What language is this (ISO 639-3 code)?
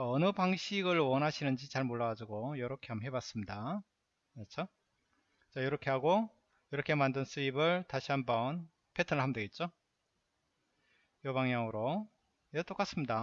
kor